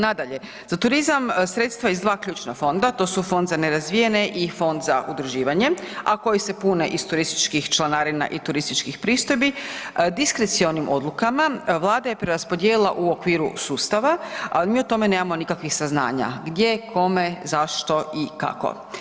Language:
Croatian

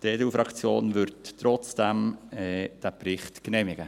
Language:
Swiss German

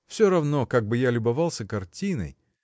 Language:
Russian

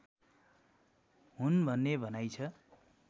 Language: Nepali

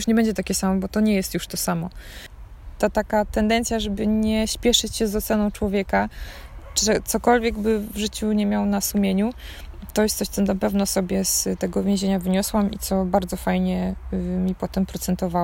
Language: Polish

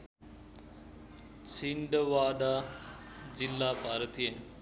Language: Nepali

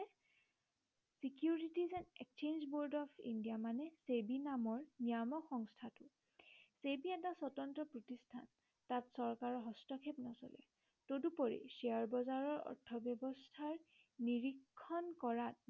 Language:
Assamese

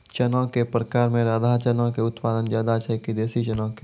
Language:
Maithili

